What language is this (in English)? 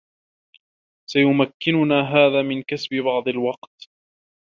Arabic